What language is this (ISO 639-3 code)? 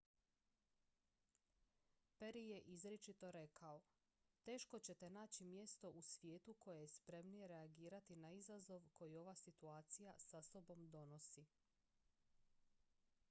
hrv